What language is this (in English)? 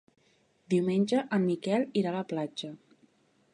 Catalan